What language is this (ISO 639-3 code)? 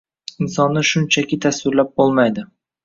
uzb